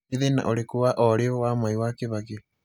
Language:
Kikuyu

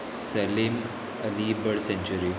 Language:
Konkani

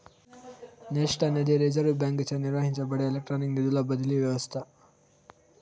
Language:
Telugu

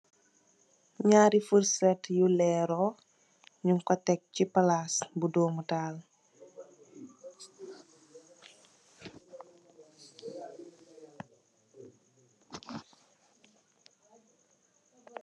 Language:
Wolof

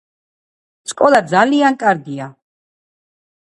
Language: Georgian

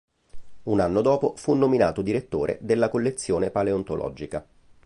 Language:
Italian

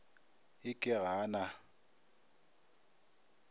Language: Northern Sotho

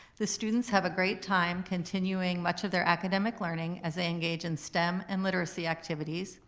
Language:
English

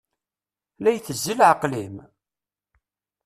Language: Kabyle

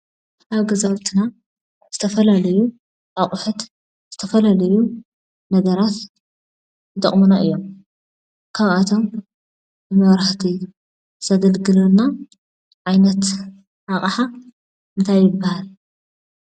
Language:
Tigrinya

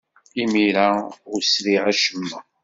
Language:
Kabyle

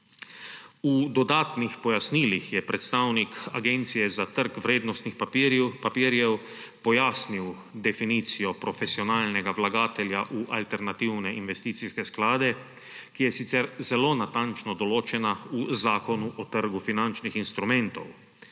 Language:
Slovenian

